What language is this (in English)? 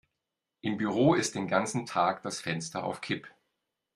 German